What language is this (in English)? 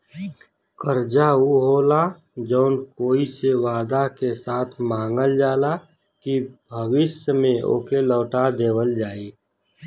Bhojpuri